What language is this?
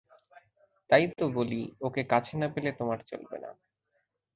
Bangla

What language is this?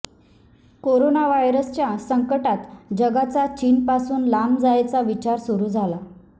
Marathi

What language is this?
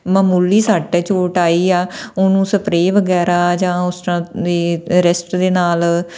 Punjabi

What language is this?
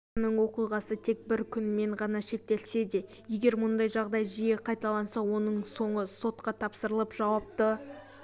Kazakh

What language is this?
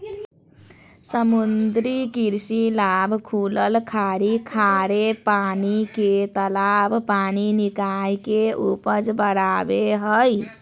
Magahi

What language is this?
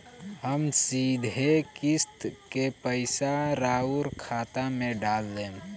Bhojpuri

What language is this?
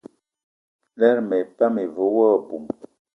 Eton (Cameroon)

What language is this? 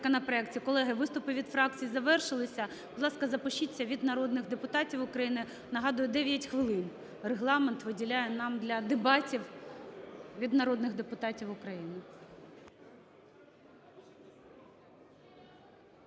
Ukrainian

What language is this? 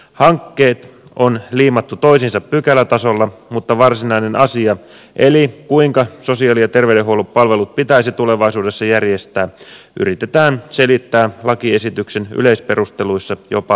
Finnish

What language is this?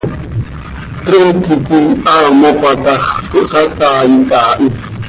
Seri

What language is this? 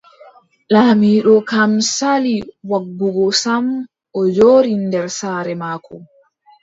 Adamawa Fulfulde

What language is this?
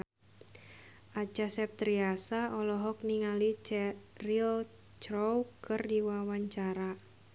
Sundanese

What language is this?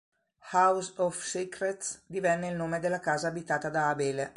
Italian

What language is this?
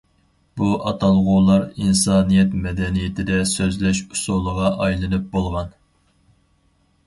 Uyghur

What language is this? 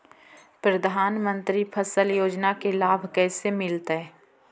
Magahi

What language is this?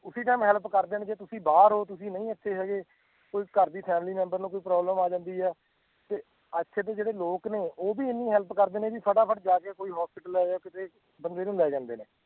Punjabi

